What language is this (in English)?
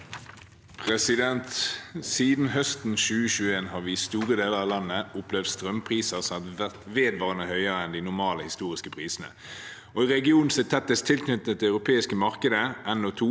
Norwegian